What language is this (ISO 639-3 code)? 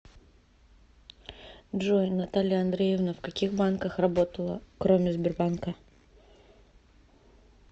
rus